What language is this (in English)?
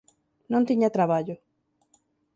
Galician